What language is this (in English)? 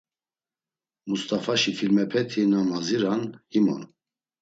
Laz